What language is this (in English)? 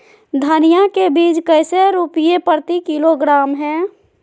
Magahi